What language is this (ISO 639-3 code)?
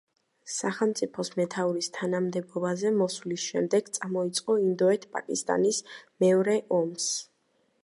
kat